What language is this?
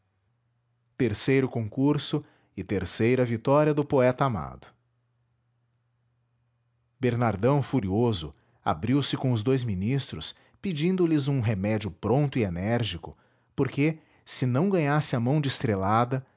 Portuguese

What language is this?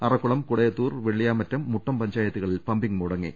Malayalam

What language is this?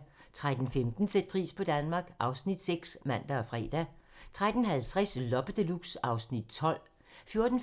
Danish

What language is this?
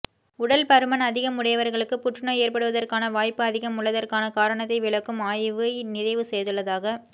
Tamil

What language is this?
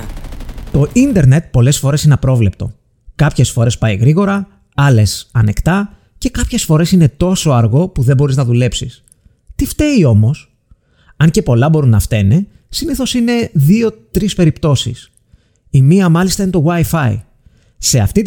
Greek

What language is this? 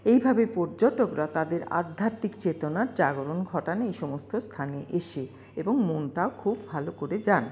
Bangla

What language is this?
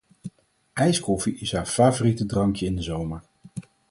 Dutch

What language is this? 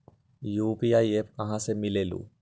Magahi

